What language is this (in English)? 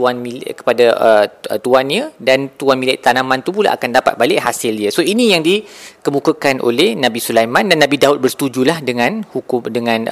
Malay